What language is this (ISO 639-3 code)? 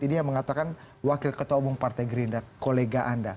ind